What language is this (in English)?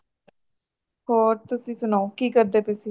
Punjabi